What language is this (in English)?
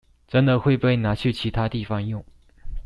Chinese